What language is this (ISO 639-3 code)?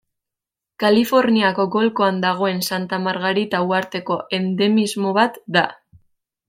eus